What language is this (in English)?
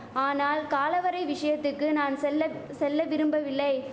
Tamil